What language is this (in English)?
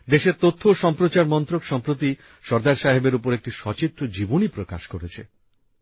Bangla